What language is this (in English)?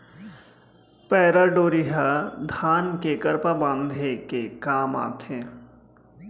Chhattisgarhi